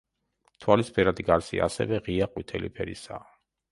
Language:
Georgian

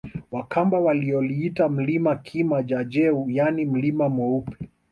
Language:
Swahili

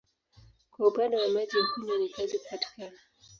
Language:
Swahili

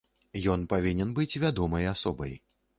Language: Belarusian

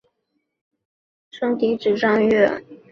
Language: Chinese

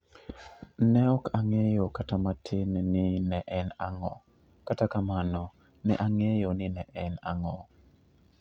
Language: Luo (Kenya and Tanzania)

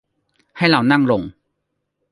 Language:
Thai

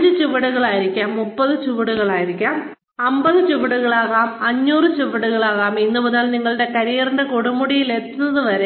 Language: Malayalam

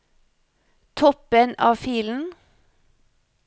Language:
Norwegian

